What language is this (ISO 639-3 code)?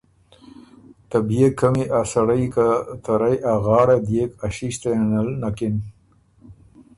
oru